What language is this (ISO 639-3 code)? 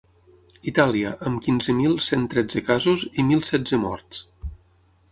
cat